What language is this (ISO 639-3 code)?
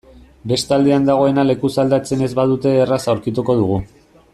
eus